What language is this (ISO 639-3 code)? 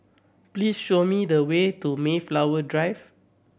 eng